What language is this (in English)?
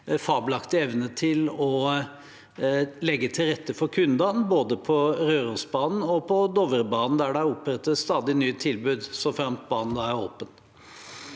Norwegian